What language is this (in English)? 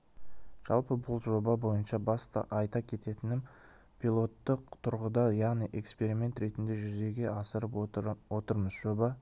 Kazakh